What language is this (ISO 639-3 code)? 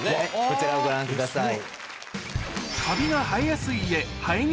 jpn